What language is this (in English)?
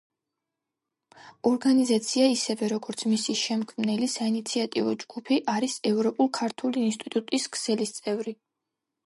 Georgian